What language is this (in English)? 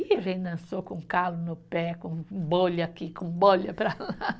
Portuguese